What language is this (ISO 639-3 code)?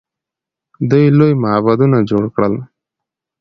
pus